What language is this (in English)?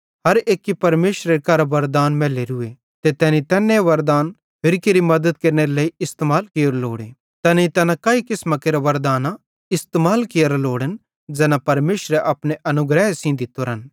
Bhadrawahi